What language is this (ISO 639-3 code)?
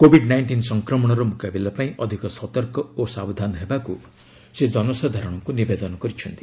ori